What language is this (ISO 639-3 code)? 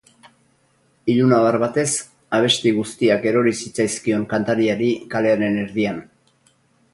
eus